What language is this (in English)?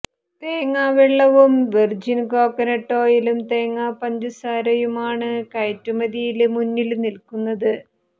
Malayalam